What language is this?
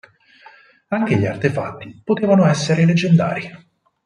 Italian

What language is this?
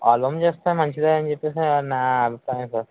Telugu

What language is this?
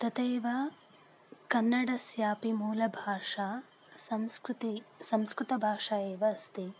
Sanskrit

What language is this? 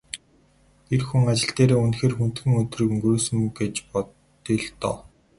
Mongolian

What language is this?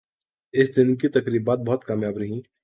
Urdu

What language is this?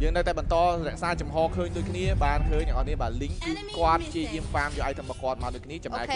Thai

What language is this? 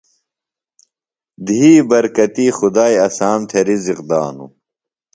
Phalura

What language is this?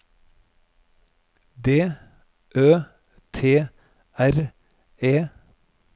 Norwegian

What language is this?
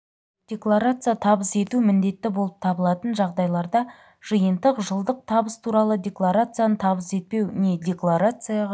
Kazakh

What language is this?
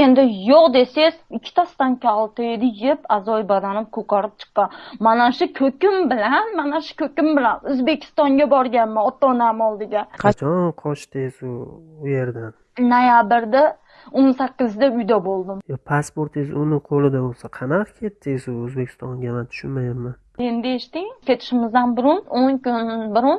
Uzbek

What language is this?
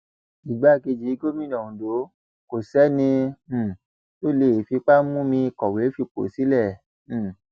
Yoruba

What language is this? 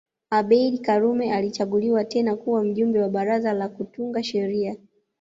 Swahili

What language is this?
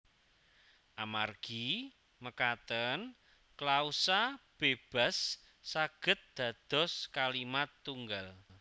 Javanese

